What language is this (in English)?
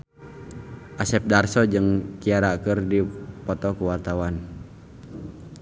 Sundanese